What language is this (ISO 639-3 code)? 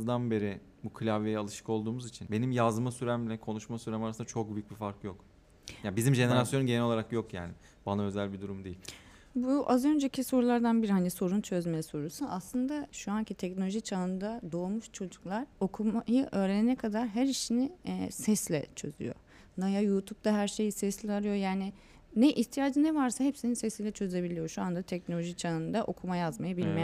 tur